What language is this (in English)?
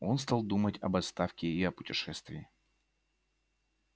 Russian